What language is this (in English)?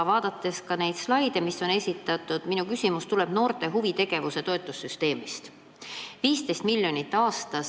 Estonian